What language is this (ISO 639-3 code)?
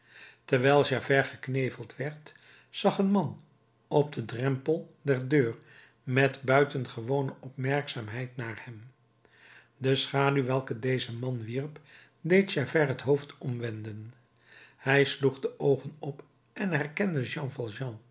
nld